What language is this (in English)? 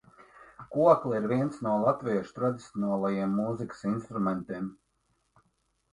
Latvian